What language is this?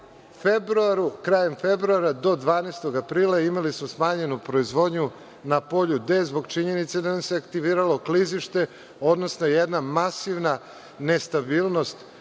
Serbian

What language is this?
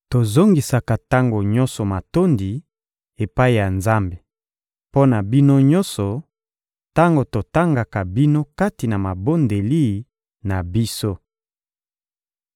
Lingala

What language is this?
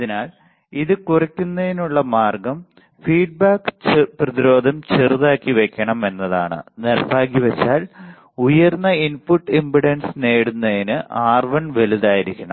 Malayalam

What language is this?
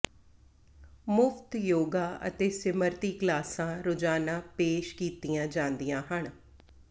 Punjabi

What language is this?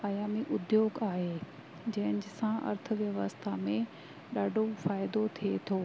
Sindhi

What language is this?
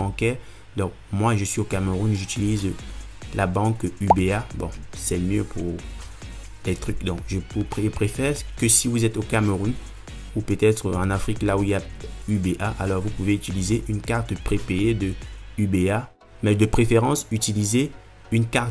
French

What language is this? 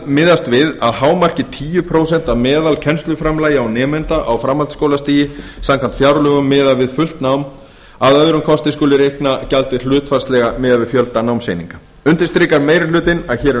Icelandic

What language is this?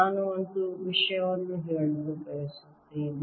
Kannada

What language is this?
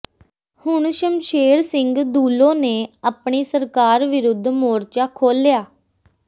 Punjabi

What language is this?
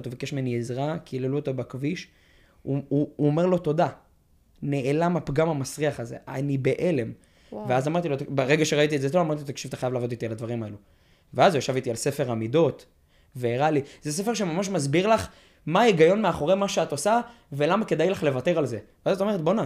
Hebrew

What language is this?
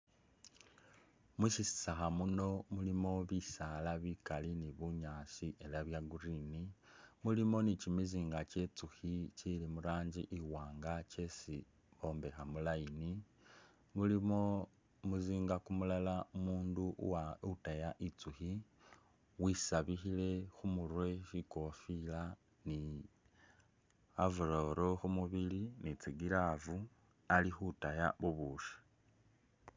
Masaaba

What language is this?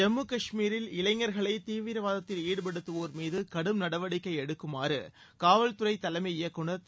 Tamil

